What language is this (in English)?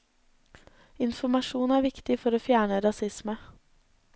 Norwegian